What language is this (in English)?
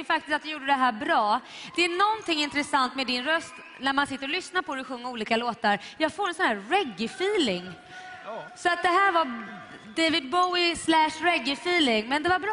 Swedish